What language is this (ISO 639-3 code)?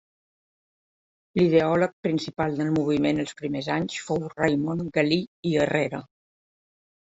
cat